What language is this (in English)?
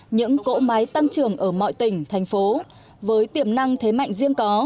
Vietnamese